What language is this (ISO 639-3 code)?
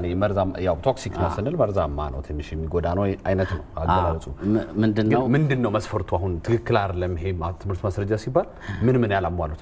ara